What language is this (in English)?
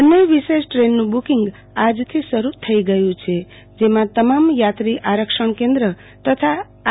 Gujarati